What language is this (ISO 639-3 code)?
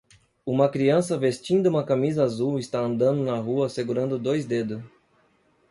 por